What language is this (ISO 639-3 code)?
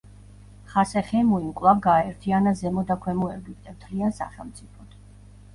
kat